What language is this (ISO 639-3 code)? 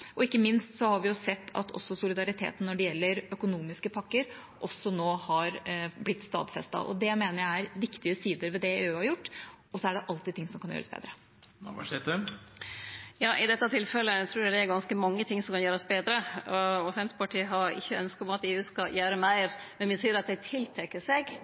nor